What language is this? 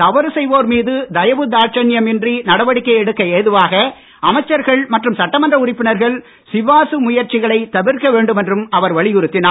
Tamil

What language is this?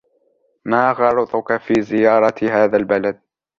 Arabic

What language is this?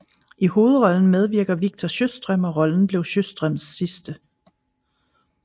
Danish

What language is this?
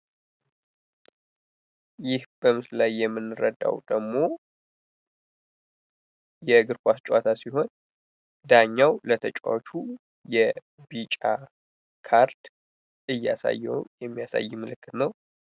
Amharic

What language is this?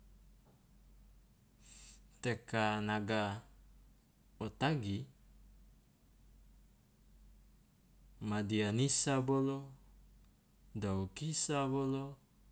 Loloda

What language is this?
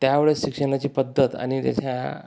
Marathi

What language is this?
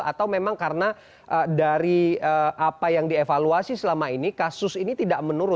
Indonesian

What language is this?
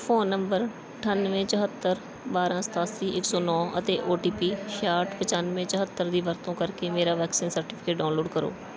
Punjabi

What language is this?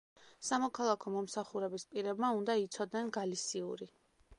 Georgian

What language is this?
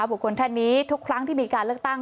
Thai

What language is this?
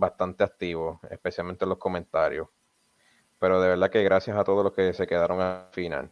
Spanish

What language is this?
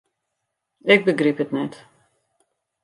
Western Frisian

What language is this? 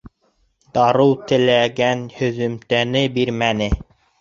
Bashkir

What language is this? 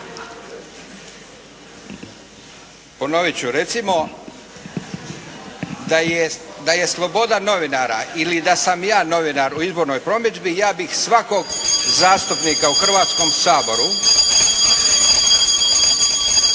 Croatian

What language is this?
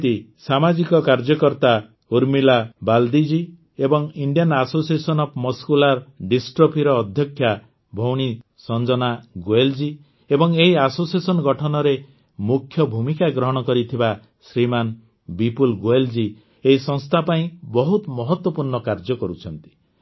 Odia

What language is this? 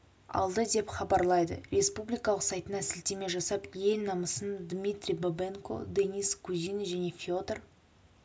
Kazakh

